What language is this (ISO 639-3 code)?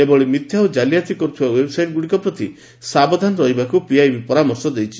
ori